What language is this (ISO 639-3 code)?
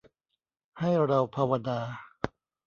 tha